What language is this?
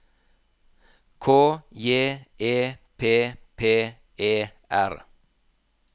Norwegian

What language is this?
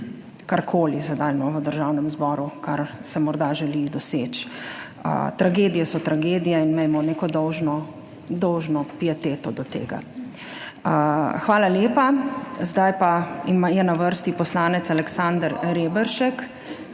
Slovenian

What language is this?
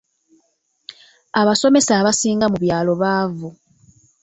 Ganda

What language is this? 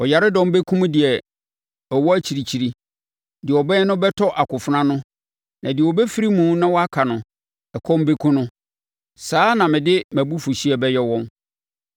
Akan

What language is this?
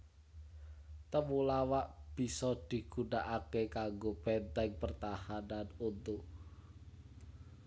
Javanese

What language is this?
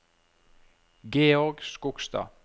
Norwegian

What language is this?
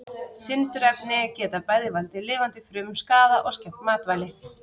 Icelandic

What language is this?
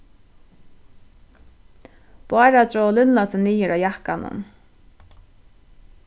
Faroese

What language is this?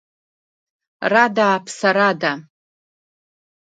Abkhazian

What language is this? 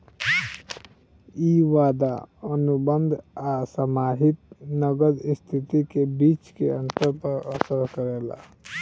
Bhojpuri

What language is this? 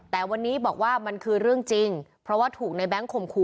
Thai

